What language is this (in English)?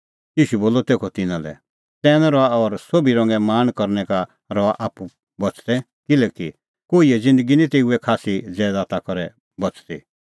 Kullu Pahari